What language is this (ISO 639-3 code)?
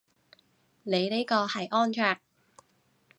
yue